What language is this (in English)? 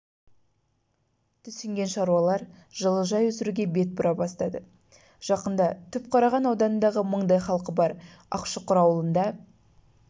Kazakh